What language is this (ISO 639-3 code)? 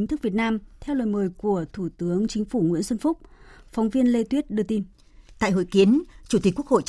vie